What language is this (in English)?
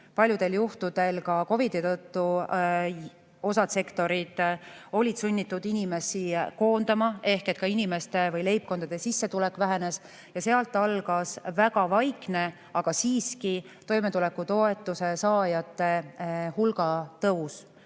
Estonian